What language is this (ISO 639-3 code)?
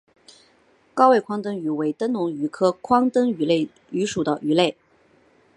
zho